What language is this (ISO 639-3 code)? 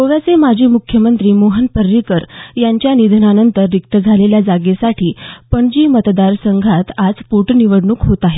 mar